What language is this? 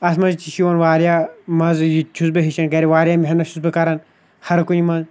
Kashmiri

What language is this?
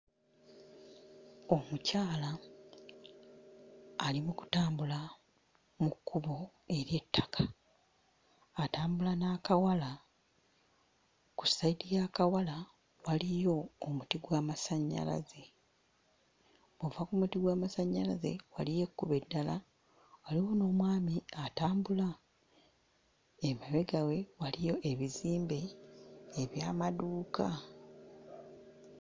Ganda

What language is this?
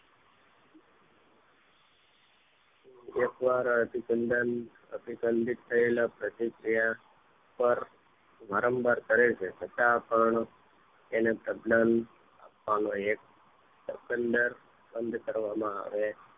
Gujarati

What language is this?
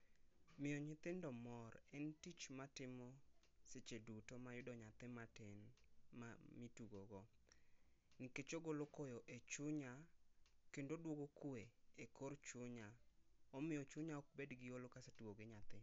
Luo (Kenya and Tanzania)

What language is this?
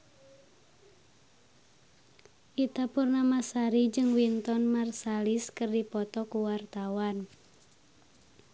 Sundanese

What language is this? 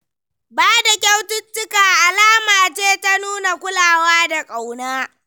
Hausa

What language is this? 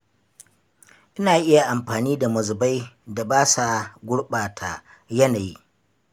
Hausa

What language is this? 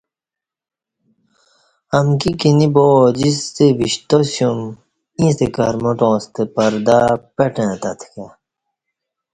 Kati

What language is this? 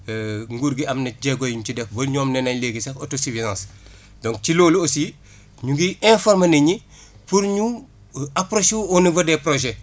Wolof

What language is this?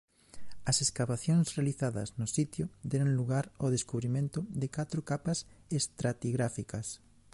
Galician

